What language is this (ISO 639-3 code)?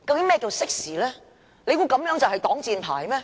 yue